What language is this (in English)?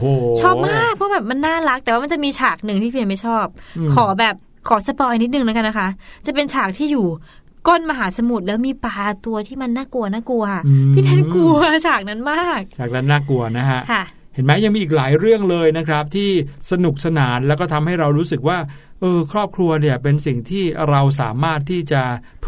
Thai